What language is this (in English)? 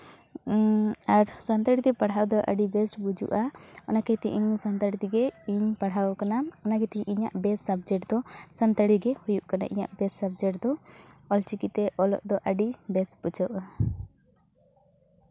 Santali